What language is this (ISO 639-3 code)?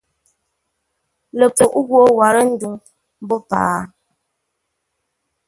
nla